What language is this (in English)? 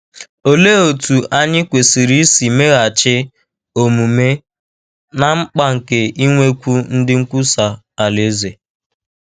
Igbo